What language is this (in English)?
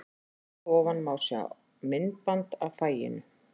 Icelandic